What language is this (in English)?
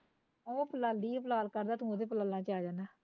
Punjabi